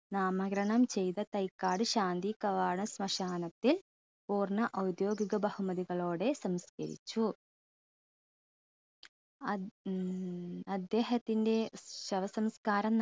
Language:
Malayalam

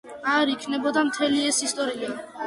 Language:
Georgian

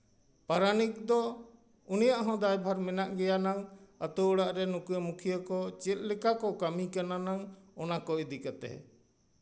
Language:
Santali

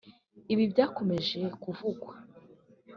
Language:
Kinyarwanda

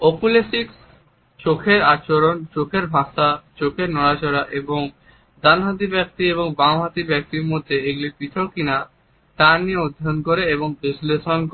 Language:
Bangla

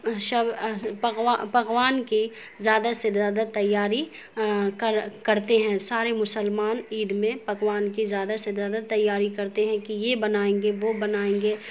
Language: Urdu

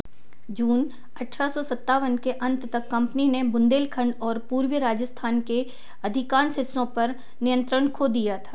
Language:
Hindi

